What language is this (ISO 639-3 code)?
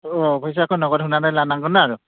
brx